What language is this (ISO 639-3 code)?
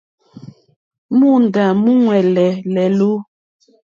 bri